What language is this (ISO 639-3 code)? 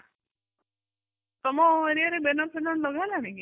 ori